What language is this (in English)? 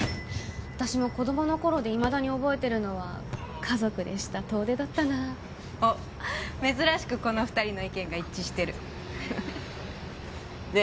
Japanese